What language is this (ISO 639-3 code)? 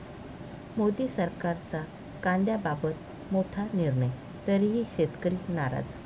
mar